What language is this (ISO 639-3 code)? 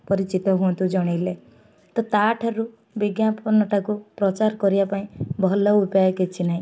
ori